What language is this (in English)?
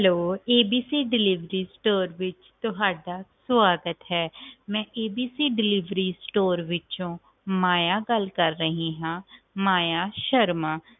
Punjabi